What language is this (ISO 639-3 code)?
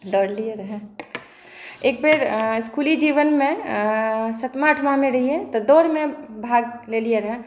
mai